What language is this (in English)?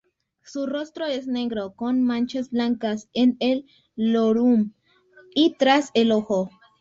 Spanish